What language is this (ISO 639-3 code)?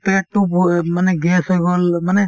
asm